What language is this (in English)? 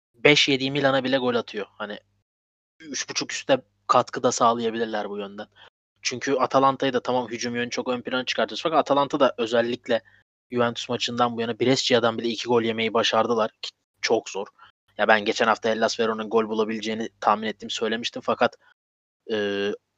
Turkish